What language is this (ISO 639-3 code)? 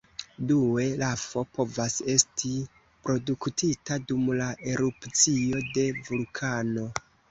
epo